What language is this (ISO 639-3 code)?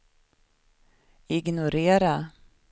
swe